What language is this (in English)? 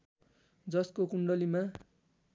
Nepali